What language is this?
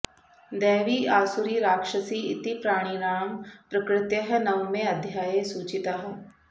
Sanskrit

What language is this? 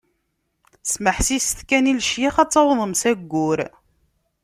Kabyle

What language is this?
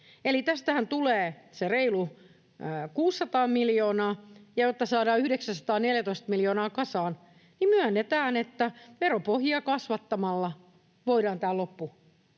Finnish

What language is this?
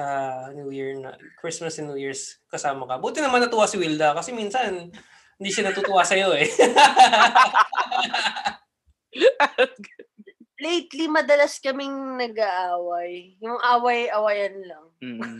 Filipino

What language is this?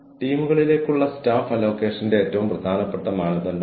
Malayalam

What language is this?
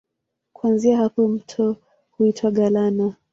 Swahili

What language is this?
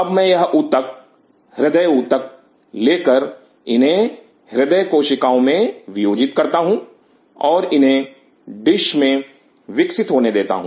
Hindi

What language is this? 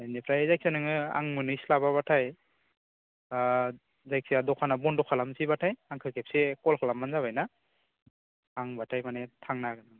Bodo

